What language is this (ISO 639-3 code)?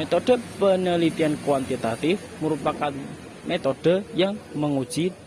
ind